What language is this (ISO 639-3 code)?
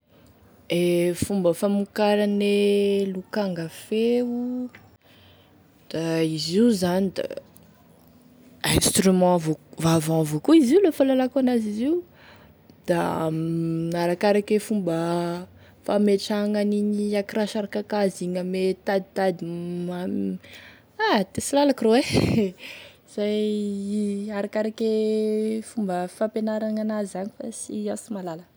tkg